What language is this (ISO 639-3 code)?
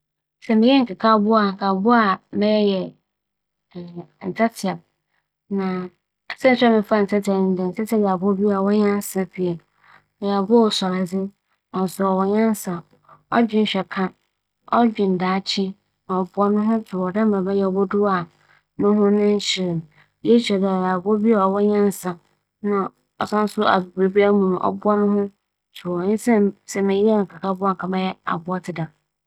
aka